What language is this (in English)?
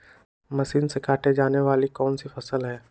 Magahi